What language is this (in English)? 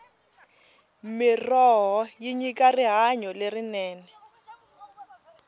Tsonga